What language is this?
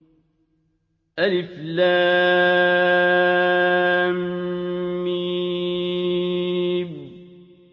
Arabic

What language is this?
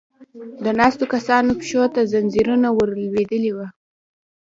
Pashto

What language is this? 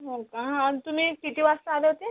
Marathi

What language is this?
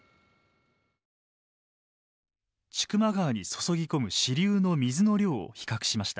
Japanese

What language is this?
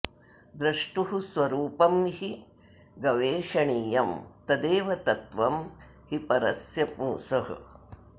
Sanskrit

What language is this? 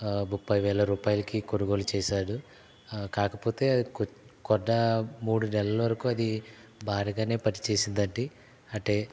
Telugu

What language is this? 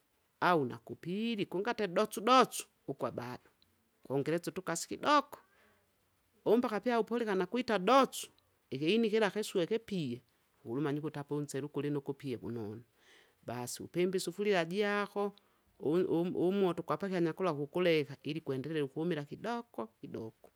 Kinga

